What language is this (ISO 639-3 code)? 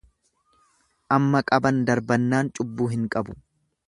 orm